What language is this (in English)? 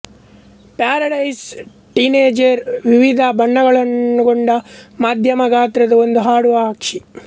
Kannada